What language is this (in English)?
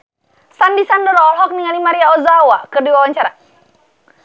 Sundanese